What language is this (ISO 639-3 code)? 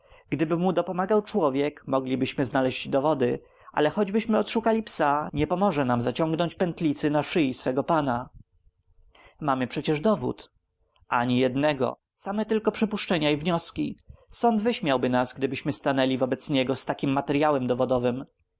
pol